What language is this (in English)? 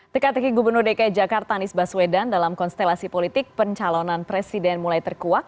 Indonesian